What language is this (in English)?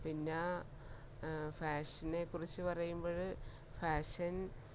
Malayalam